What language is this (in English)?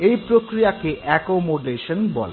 Bangla